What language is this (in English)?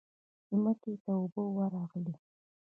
Pashto